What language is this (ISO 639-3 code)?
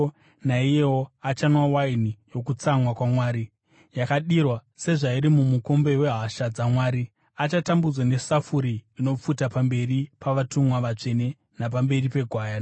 sna